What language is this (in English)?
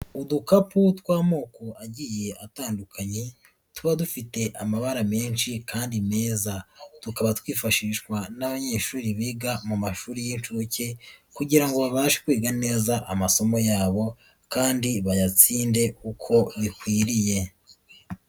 Kinyarwanda